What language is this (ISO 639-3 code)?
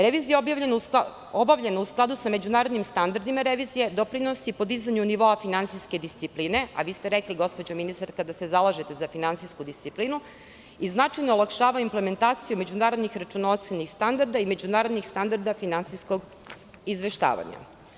srp